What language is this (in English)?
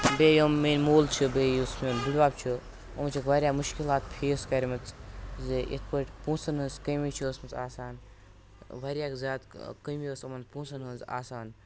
Kashmiri